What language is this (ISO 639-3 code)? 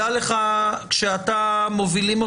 heb